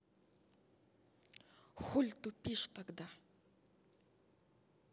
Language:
Russian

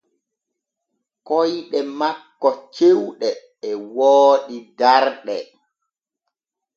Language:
Borgu Fulfulde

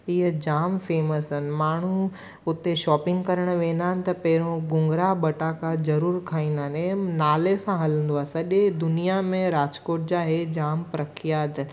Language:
Sindhi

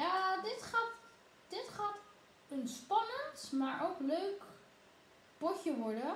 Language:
Dutch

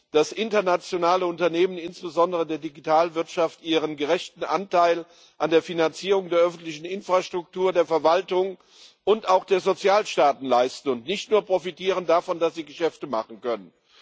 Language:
German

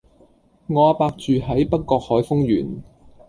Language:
Cantonese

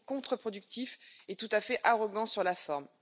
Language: French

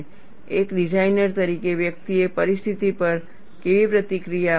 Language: Gujarati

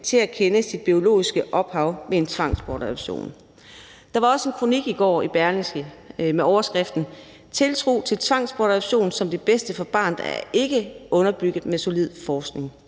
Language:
Danish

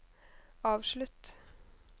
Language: Norwegian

